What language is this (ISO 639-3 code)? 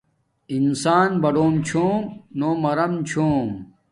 dmk